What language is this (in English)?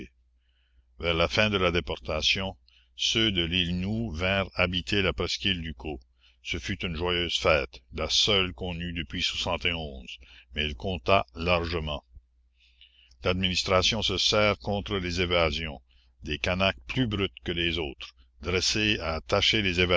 French